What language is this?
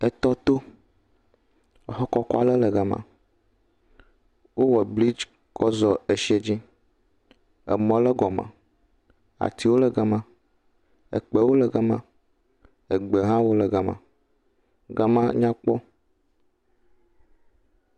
Ewe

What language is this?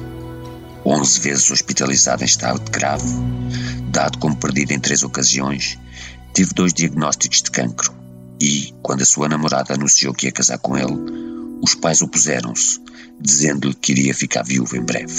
Portuguese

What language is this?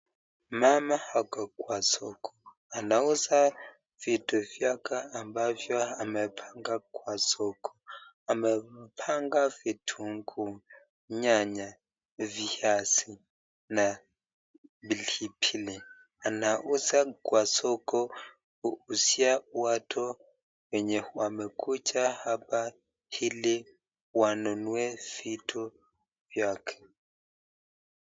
Swahili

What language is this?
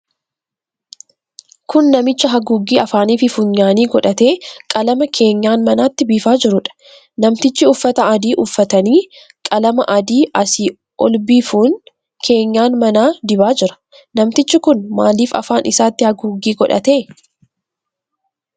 Oromo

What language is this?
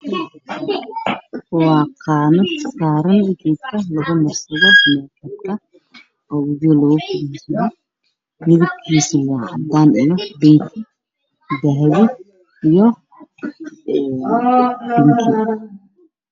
Somali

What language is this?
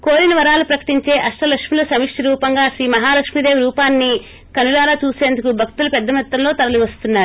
Telugu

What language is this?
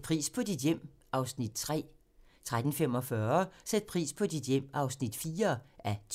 Danish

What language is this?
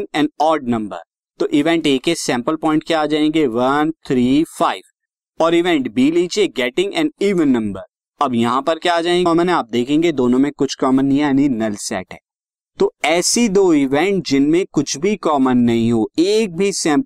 Hindi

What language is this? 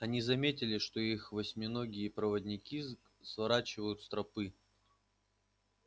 Russian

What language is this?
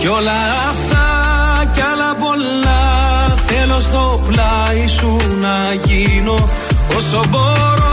Greek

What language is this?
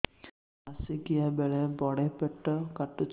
Odia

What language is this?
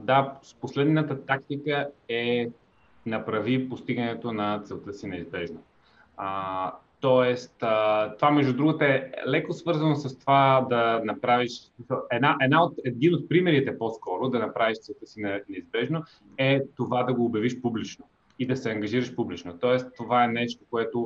Bulgarian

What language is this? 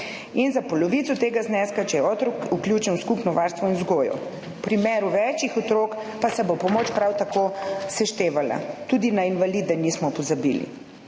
Slovenian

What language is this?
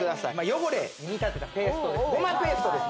Japanese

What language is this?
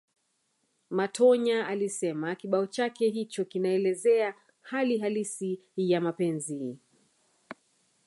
Swahili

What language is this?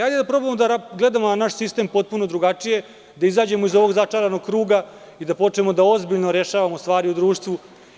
Serbian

